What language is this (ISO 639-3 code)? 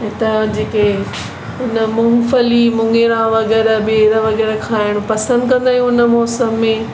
snd